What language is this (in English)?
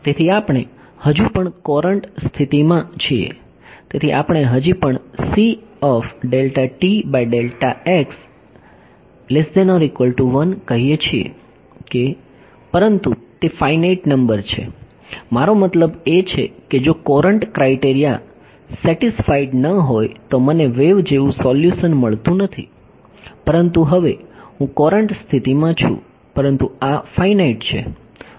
Gujarati